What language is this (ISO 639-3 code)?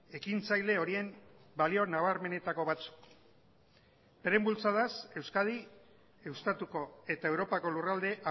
eus